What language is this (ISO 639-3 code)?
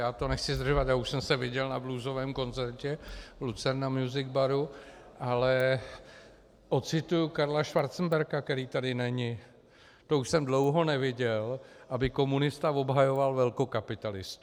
ces